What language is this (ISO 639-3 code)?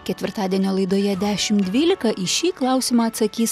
lit